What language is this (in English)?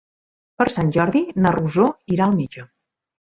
Catalan